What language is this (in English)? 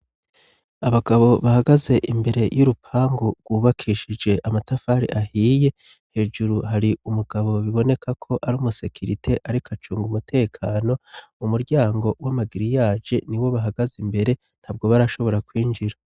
Rundi